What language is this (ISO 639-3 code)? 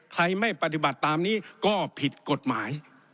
tha